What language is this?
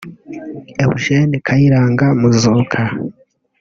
Kinyarwanda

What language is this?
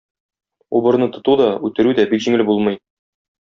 Tatar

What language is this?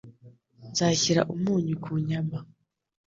Kinyarwanda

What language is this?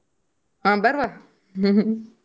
Kannada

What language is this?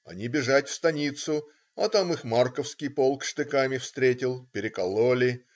Russian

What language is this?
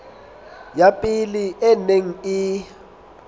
Southern Sotho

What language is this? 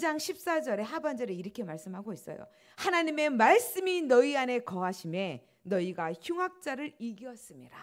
Korean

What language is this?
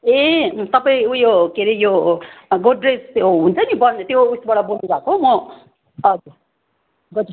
Nepali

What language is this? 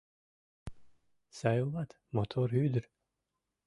Mari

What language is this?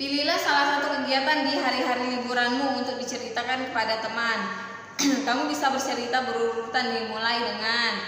Indonesian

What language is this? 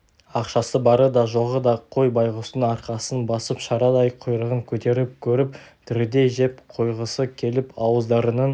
Kazakh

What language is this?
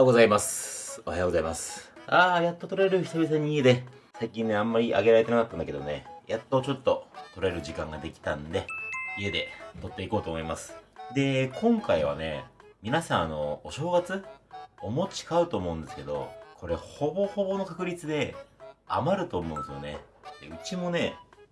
Japanese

